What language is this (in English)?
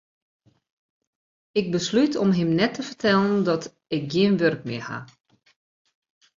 Western Frisian